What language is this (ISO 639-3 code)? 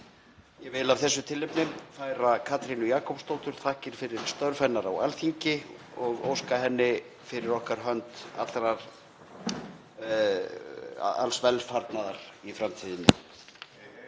isl